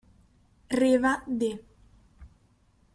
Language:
Italian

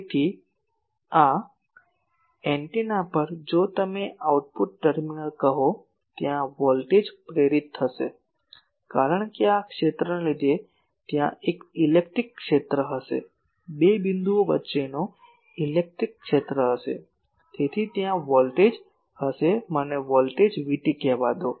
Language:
Gujarati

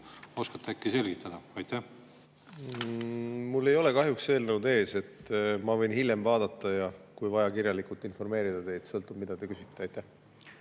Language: Estonian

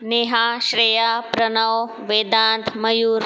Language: Marathi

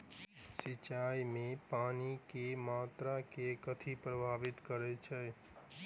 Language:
Maithili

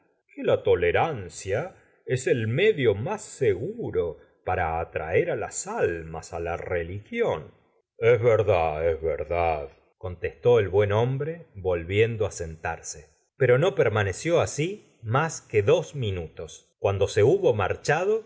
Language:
Spanish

